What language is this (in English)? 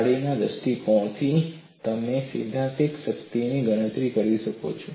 Gujarati